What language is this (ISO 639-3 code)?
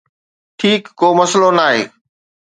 snd